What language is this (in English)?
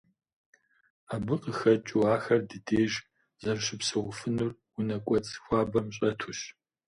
Kabardian